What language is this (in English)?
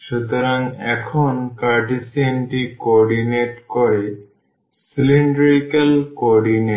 Bangla